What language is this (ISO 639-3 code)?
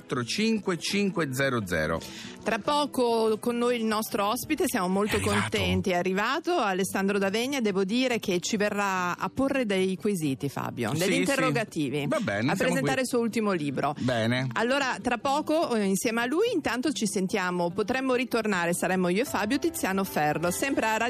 ita